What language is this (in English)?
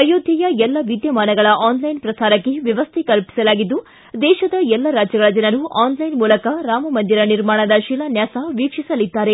Kannada